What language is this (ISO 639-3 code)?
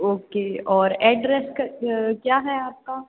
hin